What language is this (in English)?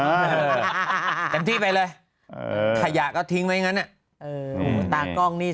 Thai